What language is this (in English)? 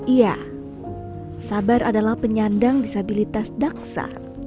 Indonesian